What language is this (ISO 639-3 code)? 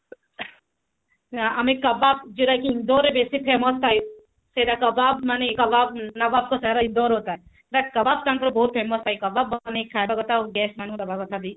ori